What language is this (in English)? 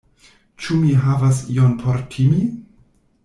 Esperanto